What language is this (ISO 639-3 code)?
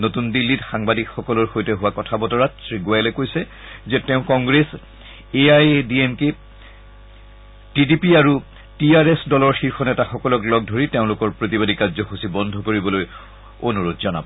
asm